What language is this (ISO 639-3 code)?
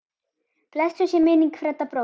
isl